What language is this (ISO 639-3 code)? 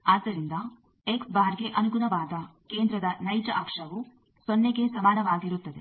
kan